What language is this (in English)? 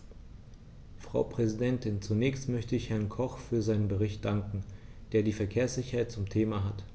German